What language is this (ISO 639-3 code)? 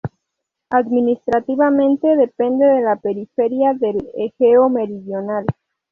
spa